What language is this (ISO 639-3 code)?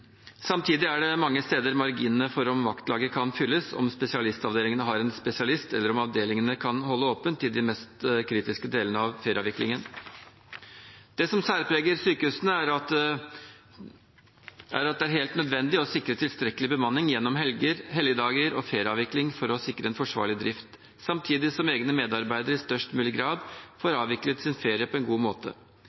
nob